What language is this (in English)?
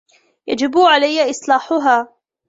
Arabic